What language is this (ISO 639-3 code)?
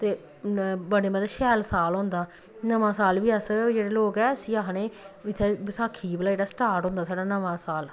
doi